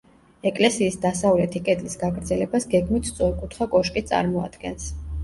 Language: Georgian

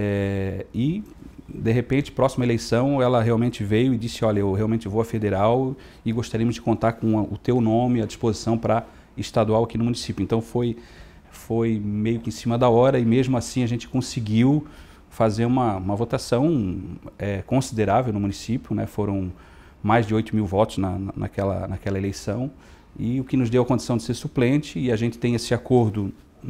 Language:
Portuguese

